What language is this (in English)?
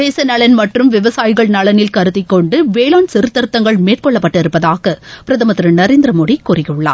Tamil